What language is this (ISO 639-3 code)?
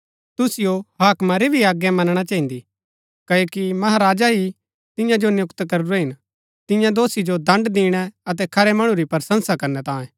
gbk